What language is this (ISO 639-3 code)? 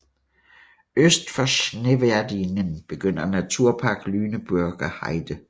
dan